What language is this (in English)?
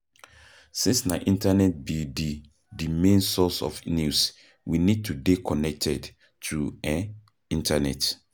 Nigerian Pidgin